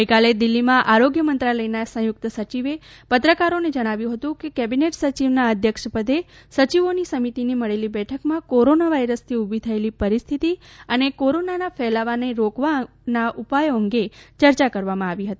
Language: Gujarati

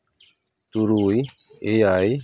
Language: Santali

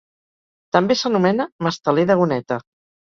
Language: Catalan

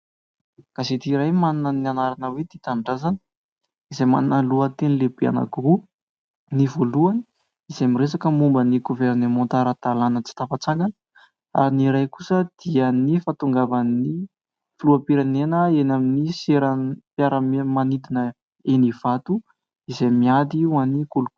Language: Malagasy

